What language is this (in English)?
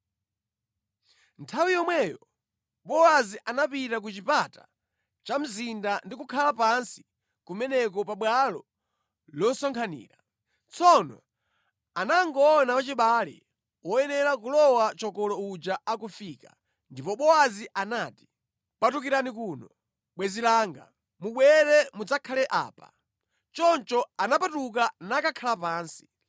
Nyanja